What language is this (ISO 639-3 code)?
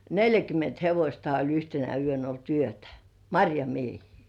fin